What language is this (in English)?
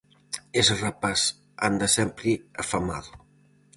Galician